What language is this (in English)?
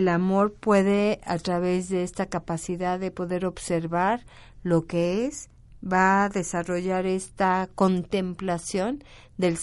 Spanish